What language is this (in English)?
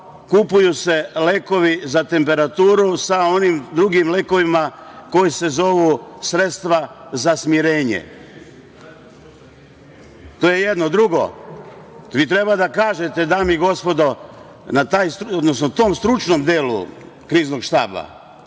Serbian